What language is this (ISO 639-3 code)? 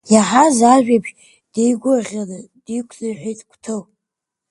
abk